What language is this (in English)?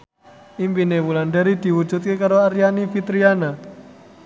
Javanese